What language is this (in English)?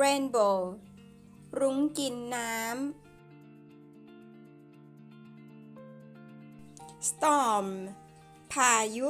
Thai